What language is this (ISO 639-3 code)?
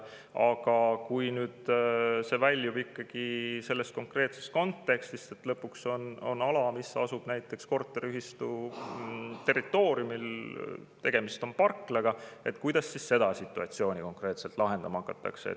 est